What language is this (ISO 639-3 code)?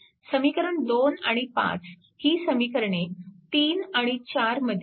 mar